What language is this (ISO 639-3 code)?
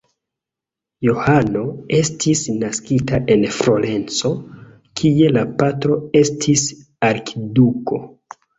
epo